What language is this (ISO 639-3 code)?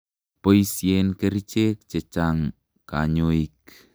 kln